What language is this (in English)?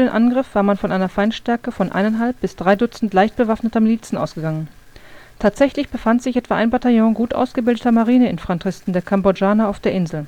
German